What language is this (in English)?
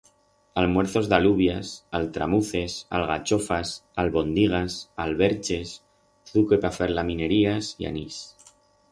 Aragonese